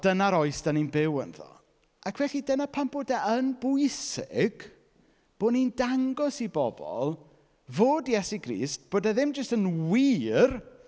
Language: Welsh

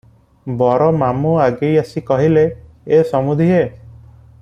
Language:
Odia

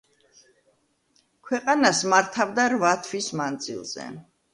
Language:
Georgian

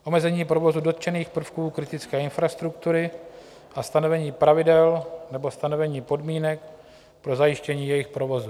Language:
Czech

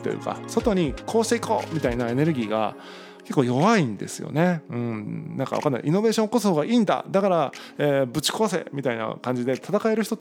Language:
Japanese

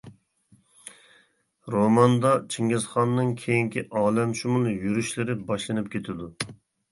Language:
Uyghur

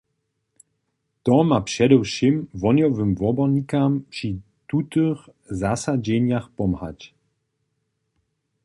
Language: Upper Sorbian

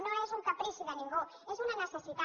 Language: Catalan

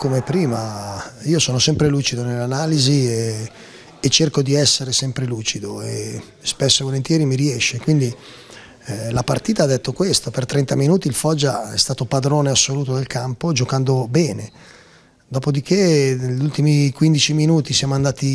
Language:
Italian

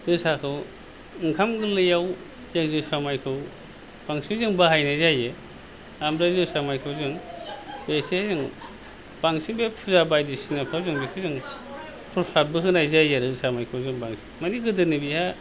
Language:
Bodo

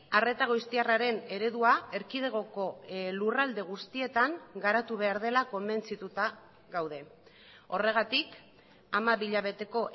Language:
Basque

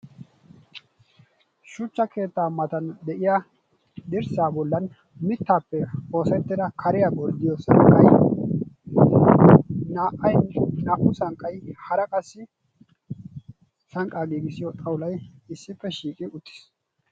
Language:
Wolaytta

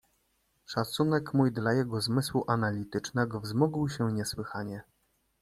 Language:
Polish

